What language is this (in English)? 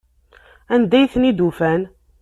Kabyle